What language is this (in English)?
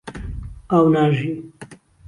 Central Kurdish